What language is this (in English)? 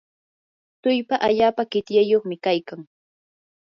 Yanahuanca Pasco Quechua